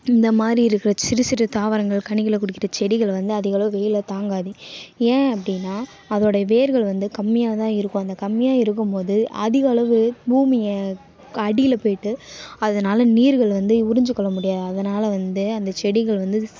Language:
Tamil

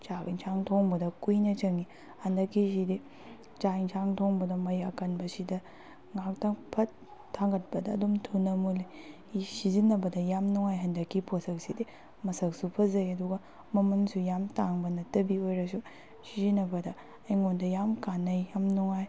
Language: Manipuri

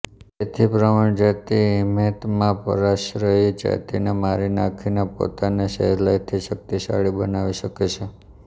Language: Gujarati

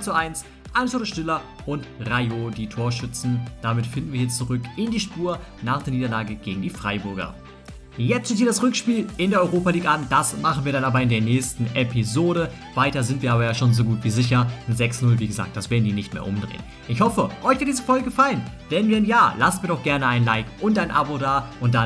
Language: German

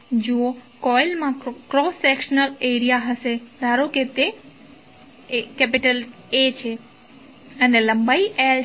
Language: Gujarati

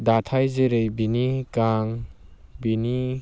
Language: Bodo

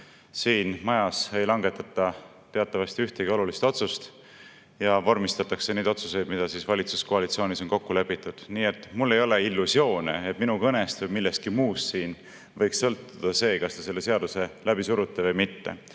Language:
Estonian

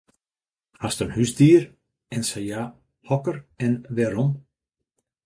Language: Western Frisian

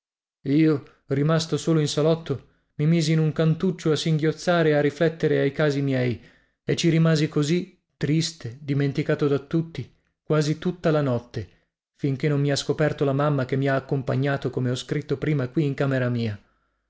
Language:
Italian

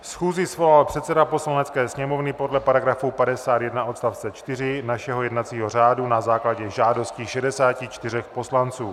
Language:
Czech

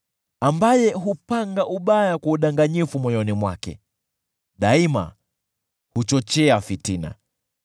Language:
Swahili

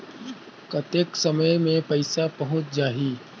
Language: Chhattisgarhi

